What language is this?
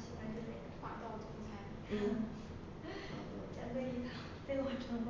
Chinese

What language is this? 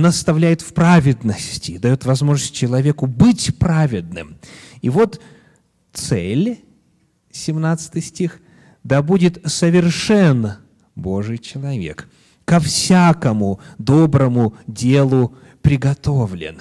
Russian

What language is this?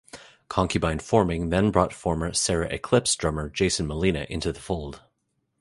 English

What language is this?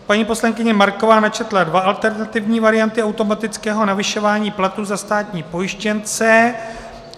Czech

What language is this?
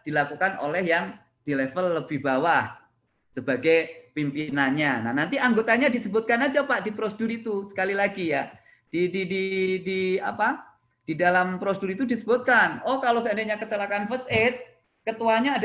Indonesian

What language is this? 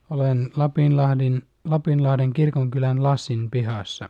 Finnish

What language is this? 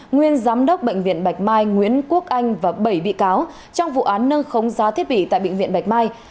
Vietnamese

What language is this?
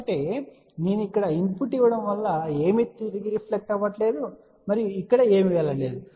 Telugu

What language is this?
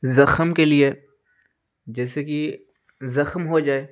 Urdu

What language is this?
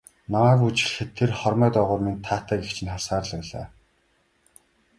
Mongolian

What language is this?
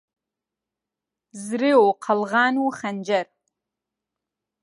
Central Kurdish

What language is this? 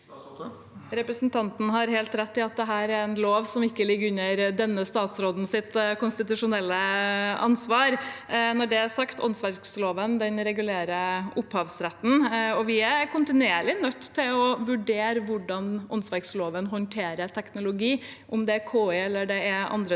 Norwegian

